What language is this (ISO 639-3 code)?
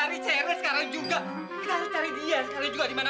ind